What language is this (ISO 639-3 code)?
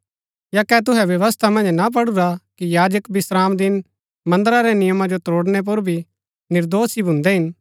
gbk